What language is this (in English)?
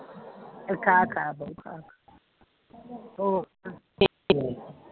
Punjabi